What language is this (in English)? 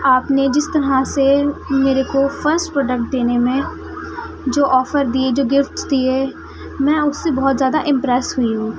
Urdu